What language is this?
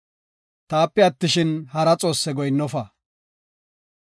Gofa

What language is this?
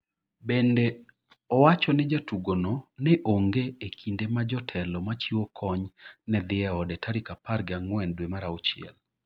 Luo (Kenya and Tanzania)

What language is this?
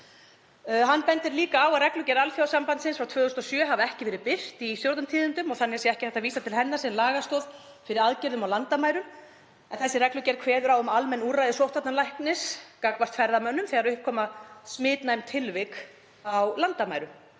Icelandic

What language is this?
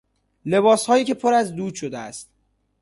Persian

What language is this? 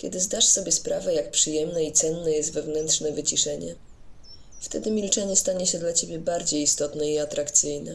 Polish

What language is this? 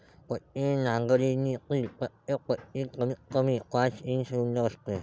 Marathi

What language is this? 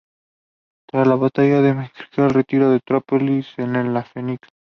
Spanish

